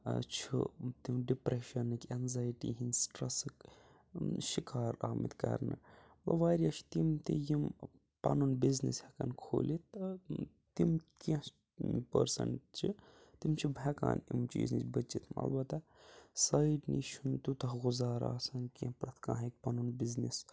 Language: Kashmiri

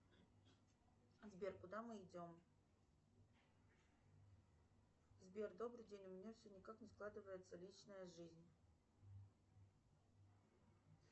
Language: Russian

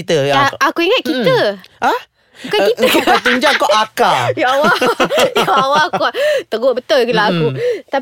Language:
Malay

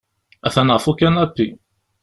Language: Kabyle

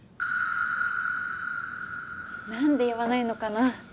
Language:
Japanese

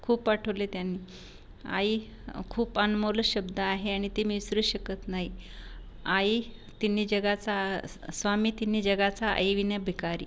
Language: Marathi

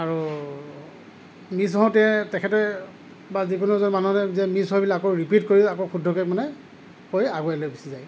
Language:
Assamese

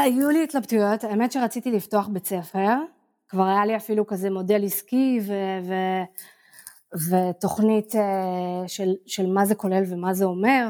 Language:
Hebrew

